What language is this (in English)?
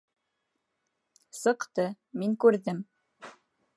Bashkir